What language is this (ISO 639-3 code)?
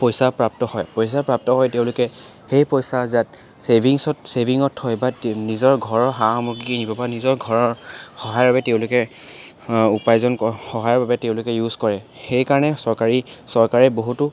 asm